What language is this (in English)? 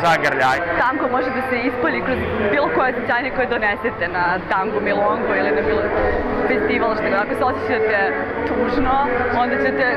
Italian